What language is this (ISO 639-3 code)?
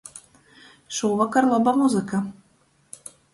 ltg